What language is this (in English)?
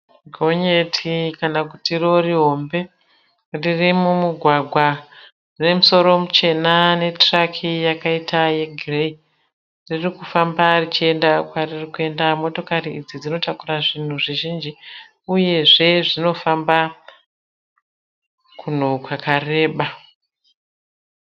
Shona